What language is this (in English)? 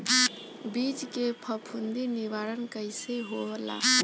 Bhojpuri